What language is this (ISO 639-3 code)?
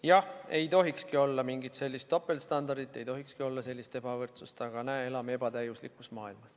est